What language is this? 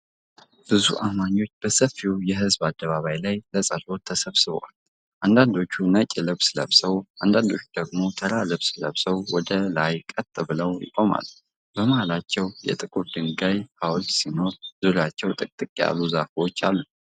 Amharic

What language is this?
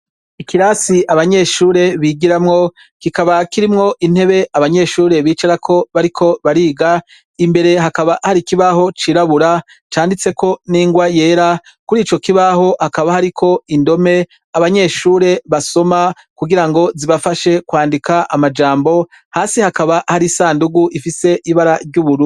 Rundi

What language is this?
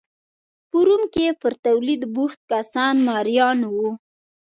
Pashto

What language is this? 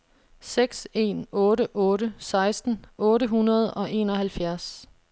Danish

